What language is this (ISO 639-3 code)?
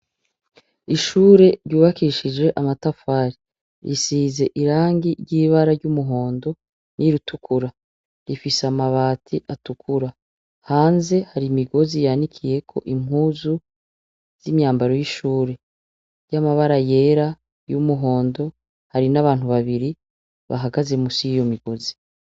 run